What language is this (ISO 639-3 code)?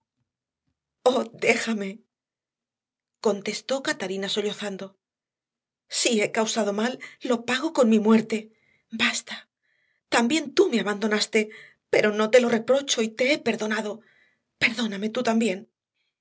spa